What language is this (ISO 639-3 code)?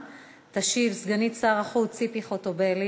heb